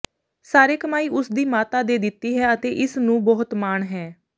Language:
Punjabi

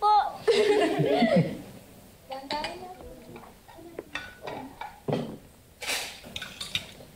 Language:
Filipino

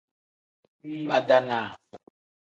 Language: Tem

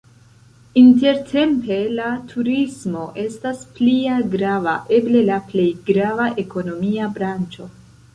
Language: Esperanto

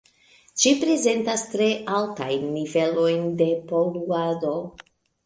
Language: Esperanto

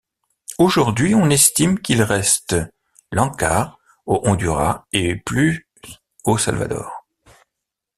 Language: French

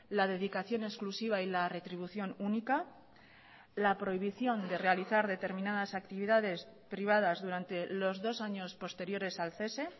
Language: Spanish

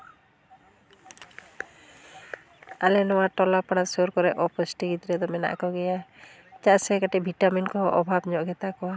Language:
Santali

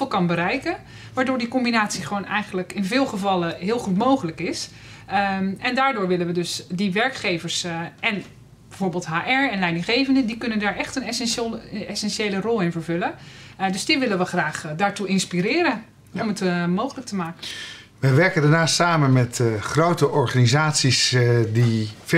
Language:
Dutch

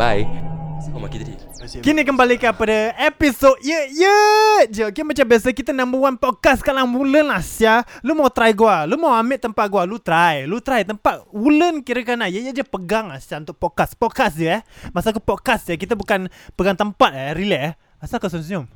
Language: Malay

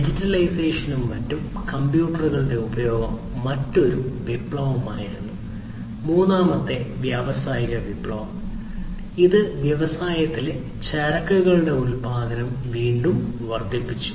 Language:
Malayalam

